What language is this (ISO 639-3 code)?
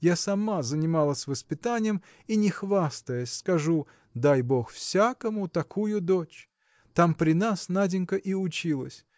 rus